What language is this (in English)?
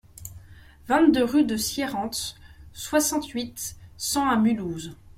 French